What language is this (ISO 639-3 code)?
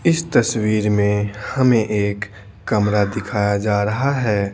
hin